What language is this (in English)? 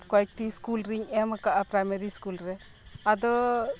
Santali